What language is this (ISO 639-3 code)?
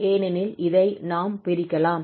tam